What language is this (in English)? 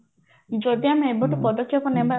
Odia